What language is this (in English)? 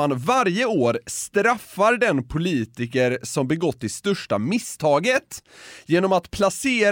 Swedish